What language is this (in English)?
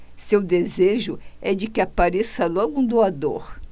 Portuguese